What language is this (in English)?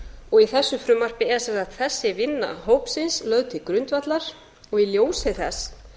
Icelandic